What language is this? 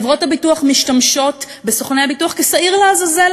Hebrew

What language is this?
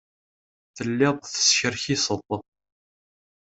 Kabyle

